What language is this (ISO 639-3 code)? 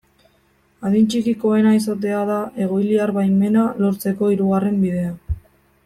eus